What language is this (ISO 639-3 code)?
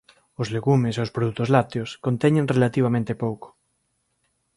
glg